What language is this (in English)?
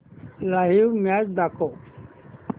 Marathi